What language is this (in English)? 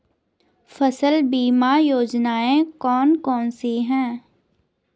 Hindi